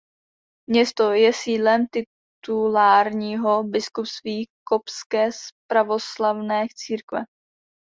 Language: Czech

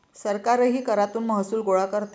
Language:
Marathi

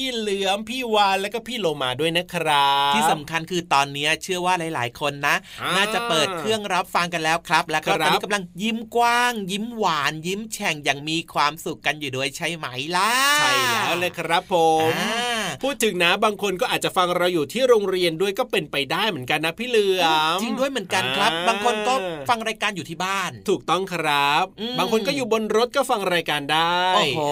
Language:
Thai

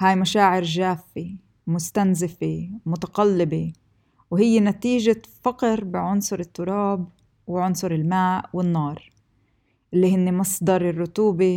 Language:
Arabic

